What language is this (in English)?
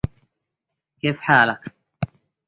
Arabic